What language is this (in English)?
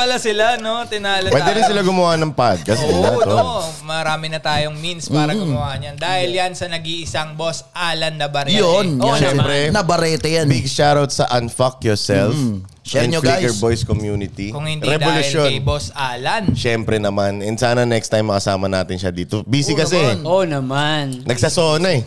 Filipino